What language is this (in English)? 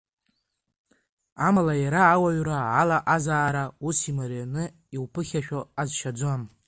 Abkhazian